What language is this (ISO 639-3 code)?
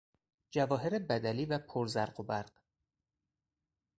fas